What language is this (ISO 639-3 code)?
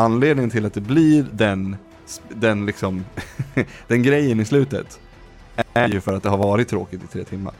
swe